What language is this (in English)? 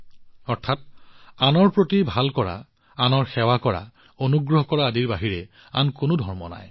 Assamese